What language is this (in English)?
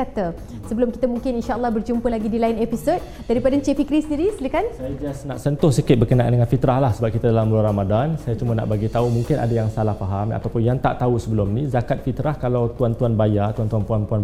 Malay